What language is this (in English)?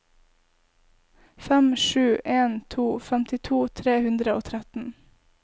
Norwegian